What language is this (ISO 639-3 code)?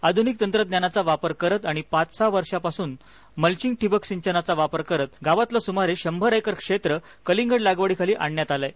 mar